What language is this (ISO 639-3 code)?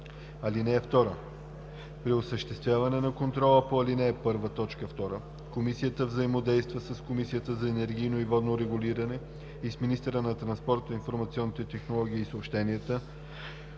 bul